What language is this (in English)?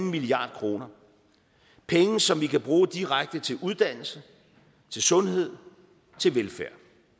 Danish